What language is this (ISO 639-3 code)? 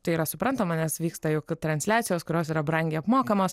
lit